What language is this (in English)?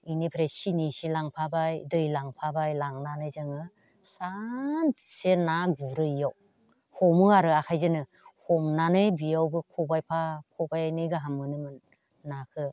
Bodo